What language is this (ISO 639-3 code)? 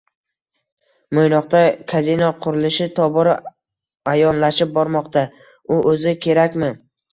uzb